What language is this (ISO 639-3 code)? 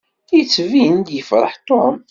kab